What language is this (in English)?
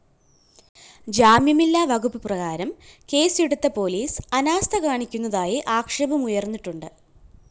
Malayalam